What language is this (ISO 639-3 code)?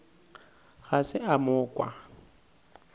nso